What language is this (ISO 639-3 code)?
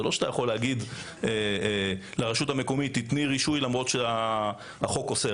heb